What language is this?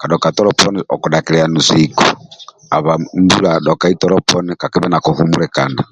Amba (Uganda)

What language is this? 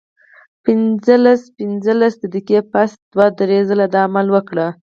Pashto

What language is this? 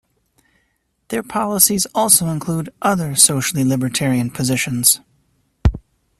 English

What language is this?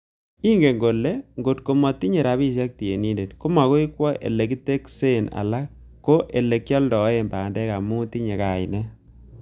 Kalenjin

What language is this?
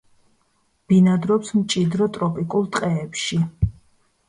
Georgian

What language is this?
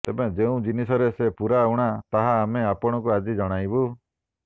Odia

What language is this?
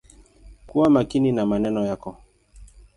Swahili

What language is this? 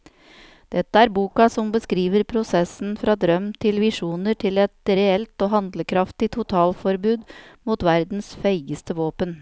Norwegian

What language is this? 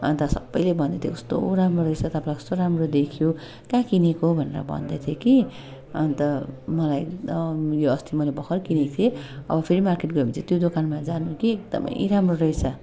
Nepali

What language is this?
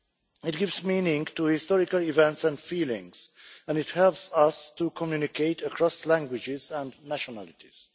English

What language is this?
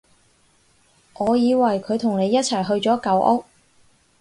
Cantonese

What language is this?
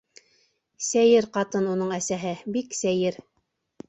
Bashkir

